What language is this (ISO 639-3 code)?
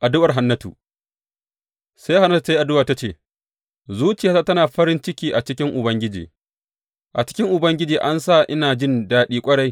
hau